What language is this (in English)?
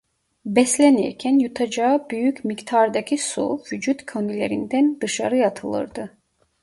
Turkish